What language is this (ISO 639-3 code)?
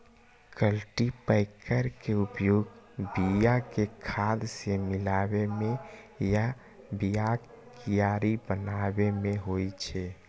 mai